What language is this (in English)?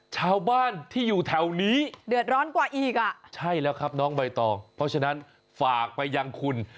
Thai